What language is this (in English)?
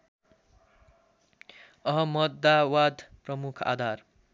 Nepali